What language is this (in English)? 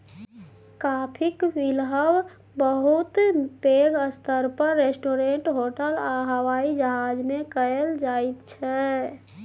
Maithili